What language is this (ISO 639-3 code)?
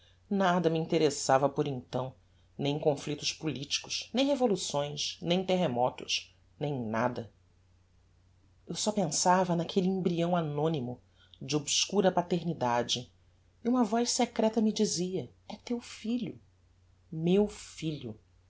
por